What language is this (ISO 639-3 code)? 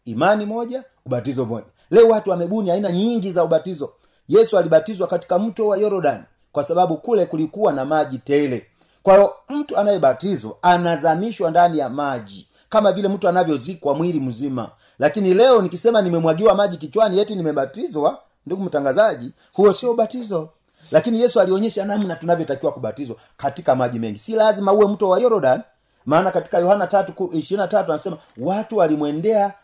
swa